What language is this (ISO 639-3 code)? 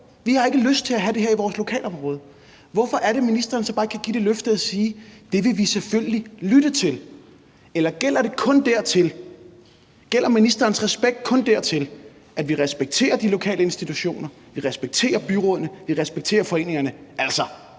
dan